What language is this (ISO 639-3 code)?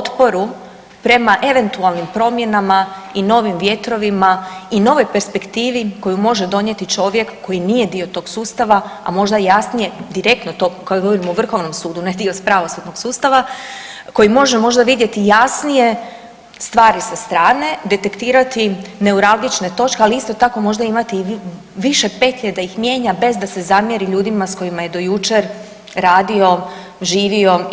hrv